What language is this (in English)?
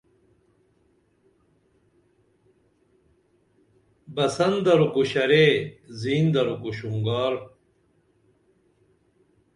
Dameli